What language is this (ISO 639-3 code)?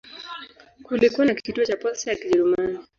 swa